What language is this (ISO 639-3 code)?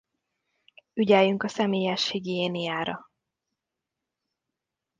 hun